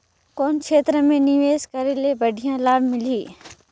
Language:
Chhattisgarhi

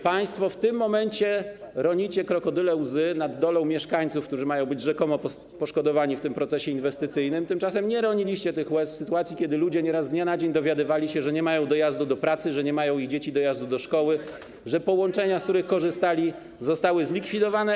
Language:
Polish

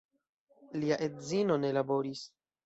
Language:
Esperanto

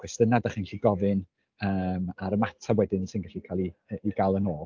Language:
Welsh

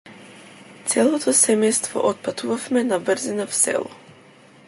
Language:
Macedonian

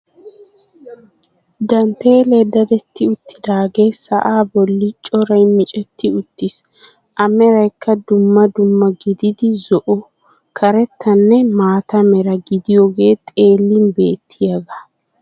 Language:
Wolaytta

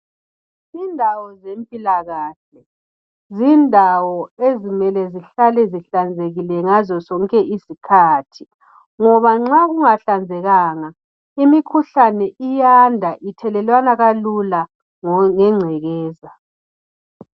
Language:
North Ndebele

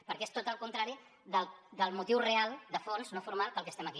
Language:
Catalan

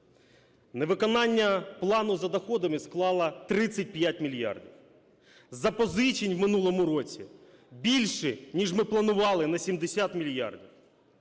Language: Ukrainian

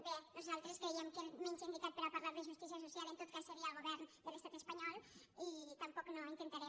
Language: Catalan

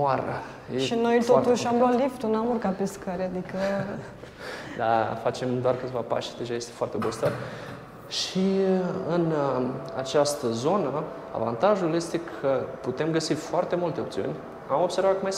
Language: Romanian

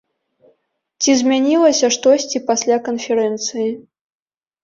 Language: Belarusian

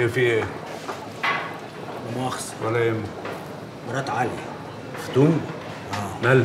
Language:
Arabic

